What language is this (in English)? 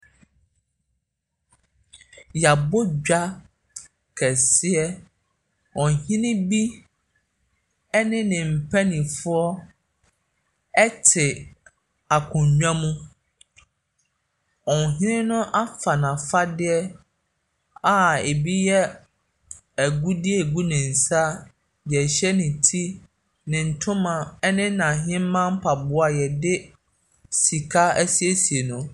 Akan